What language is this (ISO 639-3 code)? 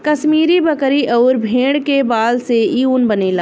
bho